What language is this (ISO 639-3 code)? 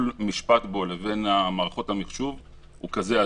heb